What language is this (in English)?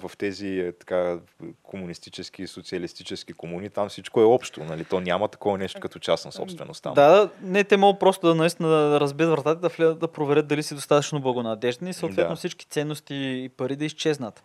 Bulgarian